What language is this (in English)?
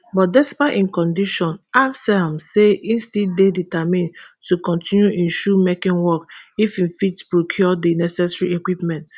Nigerian Pidgin